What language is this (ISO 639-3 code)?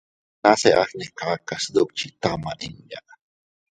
cut